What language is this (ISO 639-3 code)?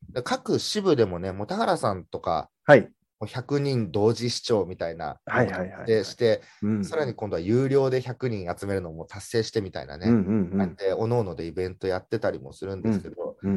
jpn